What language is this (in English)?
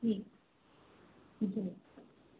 Sindhi